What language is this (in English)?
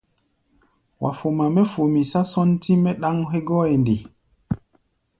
Gbaya